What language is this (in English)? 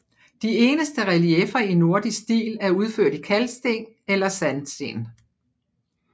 Danish